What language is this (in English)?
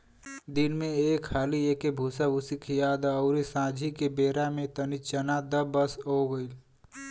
Bhojpuri